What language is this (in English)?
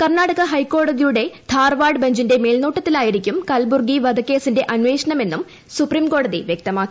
Malayalam